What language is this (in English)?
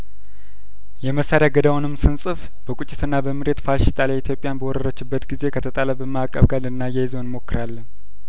Amharic